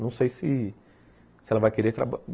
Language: Portuguese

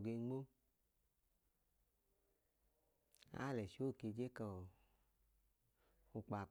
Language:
Idoma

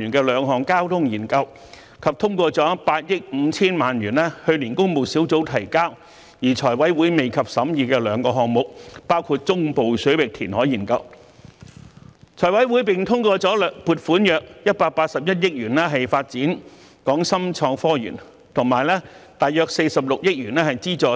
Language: Cantonese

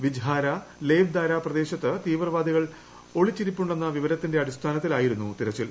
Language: Malayalam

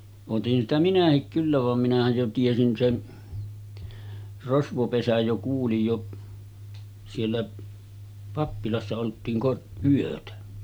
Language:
Finnish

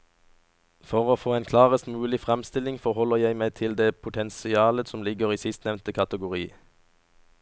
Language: Norwegian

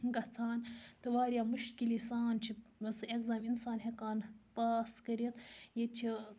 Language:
Kashmiri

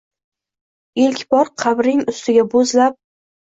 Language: Uzbek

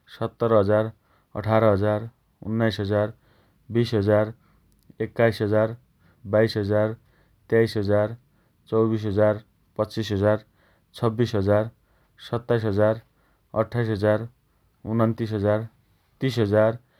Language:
Dotyali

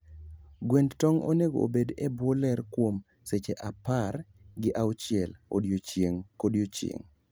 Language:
Luo (Kenya and Tanzania)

